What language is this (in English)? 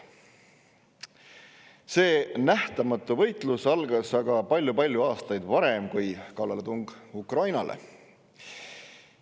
Estonian